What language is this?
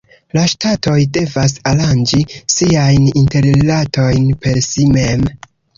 Esperanto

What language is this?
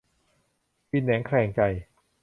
Thai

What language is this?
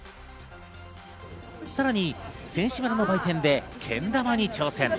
Japanese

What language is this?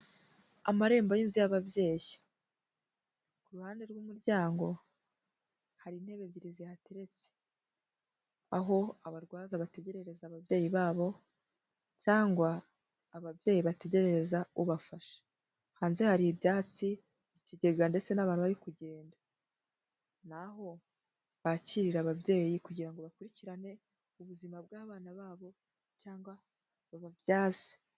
Kinyarwanda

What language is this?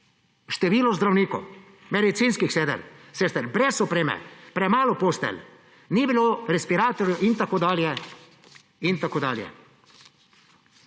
Slovenian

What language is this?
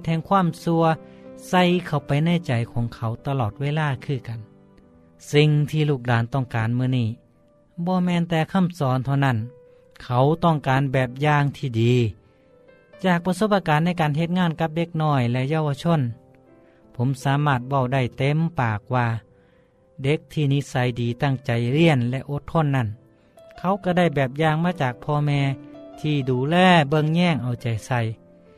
Thai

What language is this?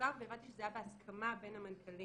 Hebrew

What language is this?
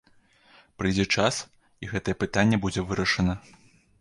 Belarusian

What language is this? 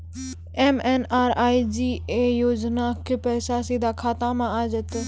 Maithili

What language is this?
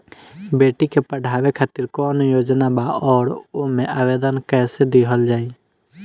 Bhojpuri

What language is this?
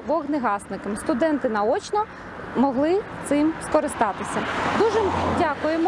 Ukrainian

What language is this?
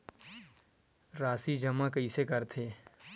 Chhattisgarhi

